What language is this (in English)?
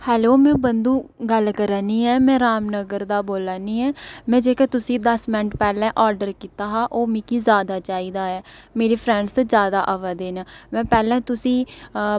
Dogri